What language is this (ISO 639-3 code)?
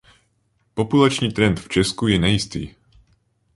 ces